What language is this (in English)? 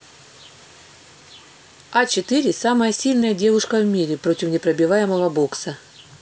Russian